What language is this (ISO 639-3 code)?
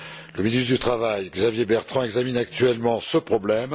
fra